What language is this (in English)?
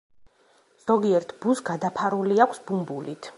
Georgian